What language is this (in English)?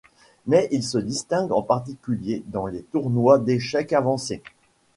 French